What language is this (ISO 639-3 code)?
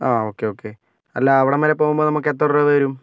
mal